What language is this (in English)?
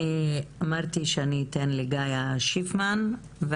Hebrew